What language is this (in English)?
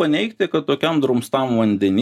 Lithuanian